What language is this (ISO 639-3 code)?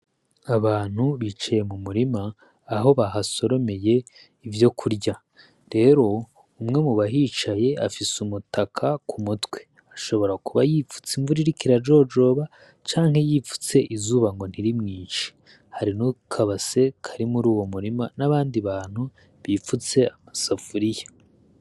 run